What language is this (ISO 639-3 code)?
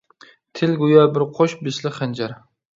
uig